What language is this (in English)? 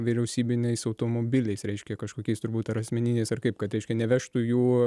Lithuanian